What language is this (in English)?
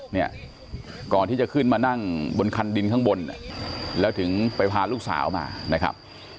Thai